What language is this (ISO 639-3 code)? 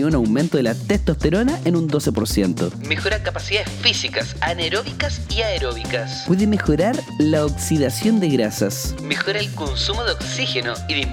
spa